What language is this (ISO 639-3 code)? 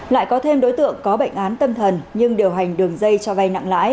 vie